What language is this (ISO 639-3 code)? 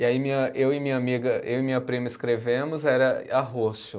por